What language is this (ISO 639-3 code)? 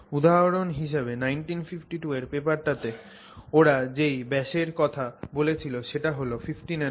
ben